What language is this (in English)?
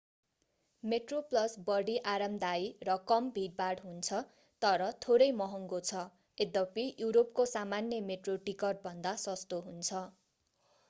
Nepali